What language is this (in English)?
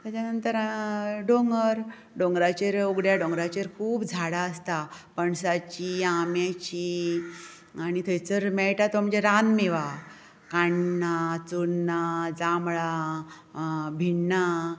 Konkani